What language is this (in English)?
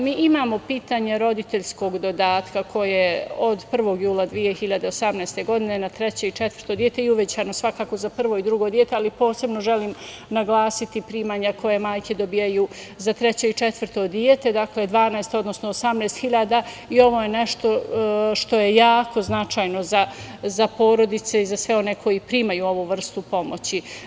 Serbian